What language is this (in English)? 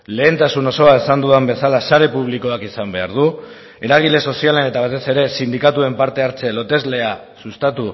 Basque